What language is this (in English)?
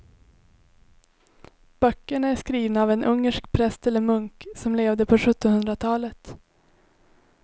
Swedish